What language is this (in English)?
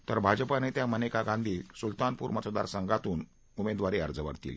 Marathi